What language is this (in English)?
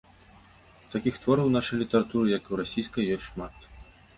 Belarusian